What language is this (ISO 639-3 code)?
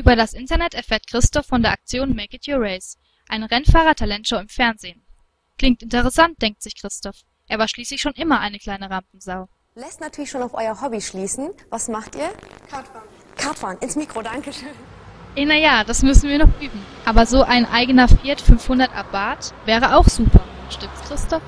deu